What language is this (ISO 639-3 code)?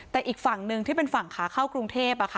tha